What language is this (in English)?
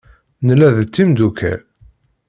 Kabyle